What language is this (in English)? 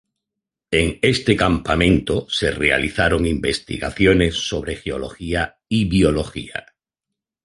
Spanish